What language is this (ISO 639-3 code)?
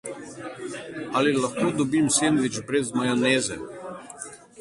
slv